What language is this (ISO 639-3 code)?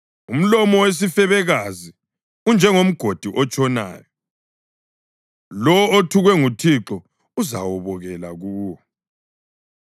nde